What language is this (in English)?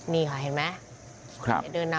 Thai